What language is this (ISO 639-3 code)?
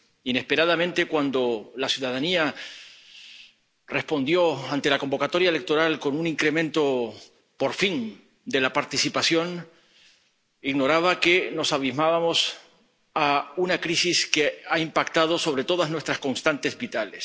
spa